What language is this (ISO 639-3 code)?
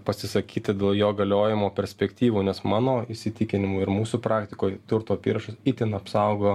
lit